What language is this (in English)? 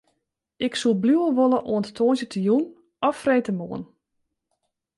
Western Frisian